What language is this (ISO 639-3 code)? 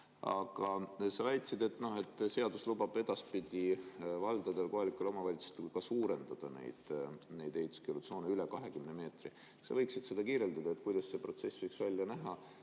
est